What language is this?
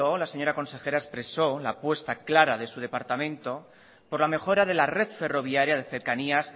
Spanish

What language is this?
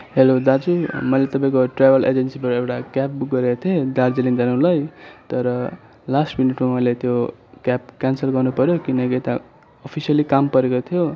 Nepali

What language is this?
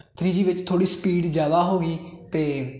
Punjabi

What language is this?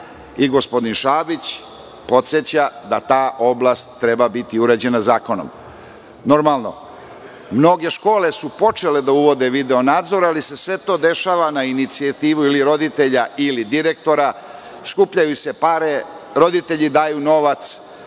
Serbian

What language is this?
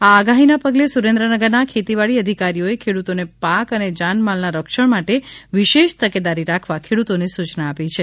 Gujarati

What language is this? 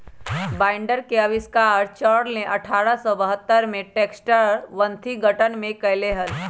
Magahi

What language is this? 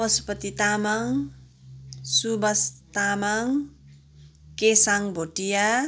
Nepali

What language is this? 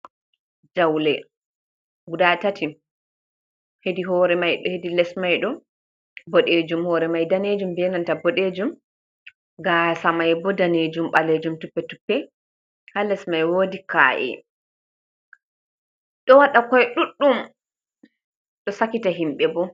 Fula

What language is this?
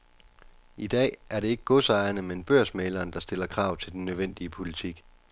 Danish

